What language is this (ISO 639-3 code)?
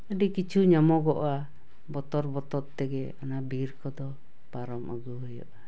sat